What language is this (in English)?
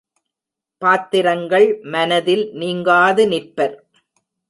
Tamil